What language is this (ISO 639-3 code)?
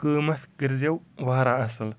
kas